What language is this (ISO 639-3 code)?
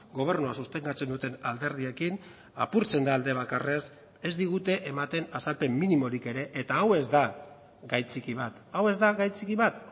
eus